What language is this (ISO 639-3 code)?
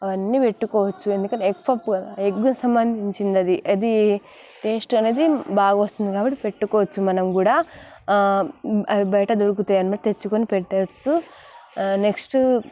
tel